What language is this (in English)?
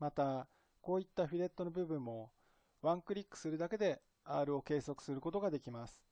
Japanese